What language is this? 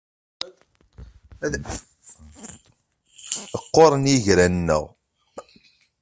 Kabyle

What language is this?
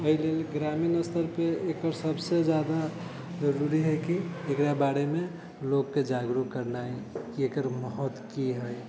Maithili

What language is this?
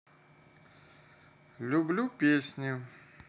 Russian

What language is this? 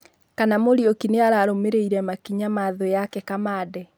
Kikuyu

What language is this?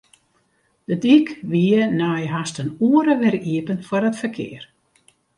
Western Frisian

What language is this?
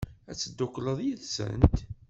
Kabyle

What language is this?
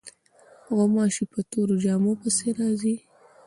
Pashto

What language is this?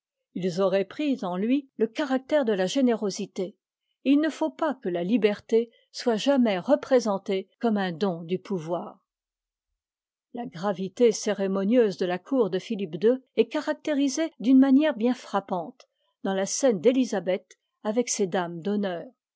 French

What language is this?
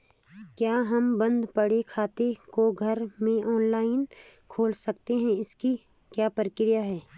Hindi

